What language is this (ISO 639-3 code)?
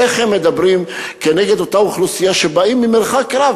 heb